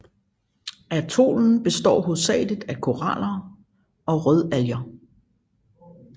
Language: Danish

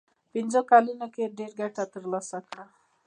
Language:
Pashto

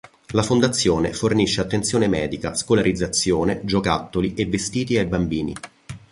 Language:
Italian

